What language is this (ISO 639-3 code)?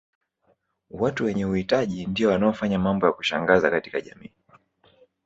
swa